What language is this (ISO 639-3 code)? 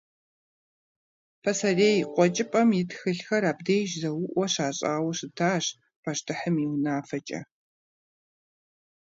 kbd